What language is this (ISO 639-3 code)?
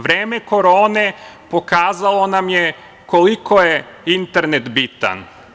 srp